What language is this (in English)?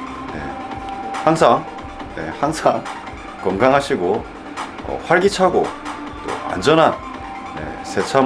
Korean